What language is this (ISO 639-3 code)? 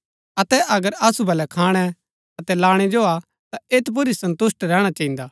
gbk